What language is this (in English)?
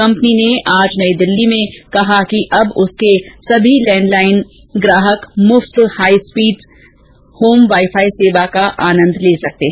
Hindi